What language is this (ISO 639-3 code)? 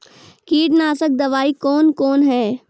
mai